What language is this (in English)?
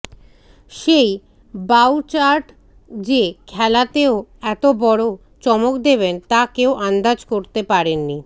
Bangla